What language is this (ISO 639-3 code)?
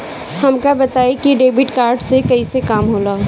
bho